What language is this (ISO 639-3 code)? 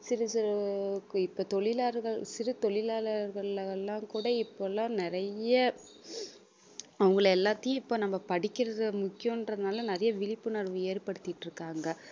tam